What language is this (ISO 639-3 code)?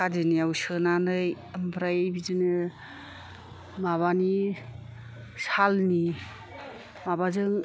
brx